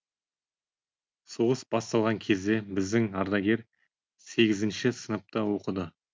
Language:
Kazakh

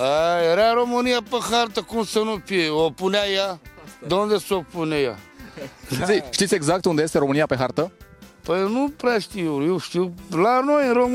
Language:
Romanian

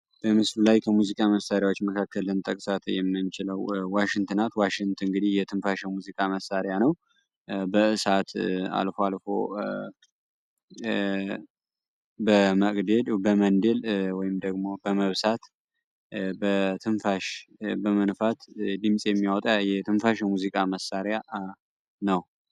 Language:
Amharic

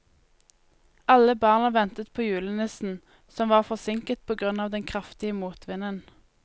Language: Norwegian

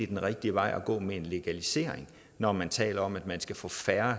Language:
Danish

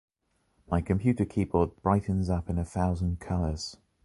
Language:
English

